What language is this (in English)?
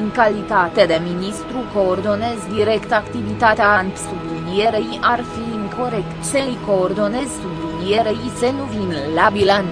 Romanian